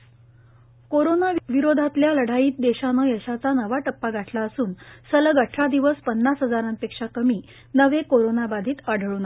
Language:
Marathi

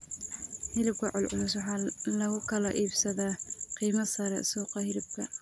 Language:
Somali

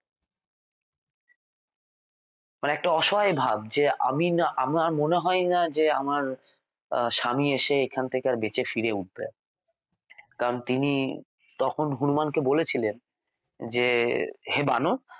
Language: Bangla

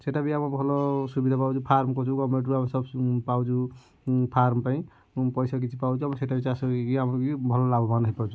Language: Odia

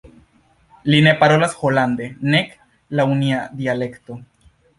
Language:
Esperanto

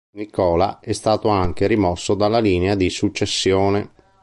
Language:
Italian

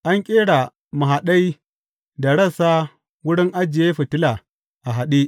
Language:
Hausa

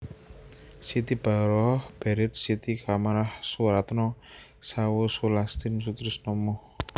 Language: Javanese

